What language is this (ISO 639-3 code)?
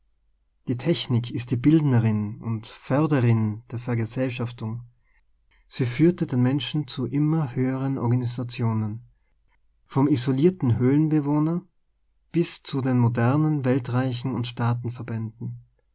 deu